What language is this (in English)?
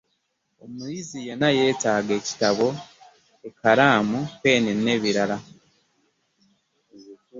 Ganda